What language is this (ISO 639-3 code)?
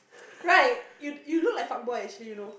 eng